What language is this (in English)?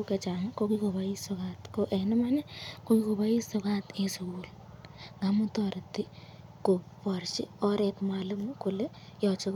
Kalenjin